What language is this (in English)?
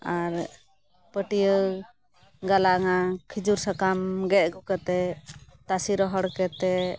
Santali